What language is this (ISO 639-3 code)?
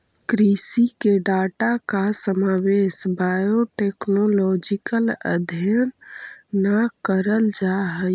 mag